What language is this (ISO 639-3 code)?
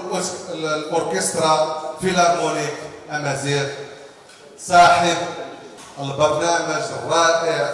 ara